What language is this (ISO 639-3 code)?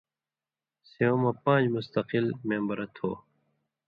mvy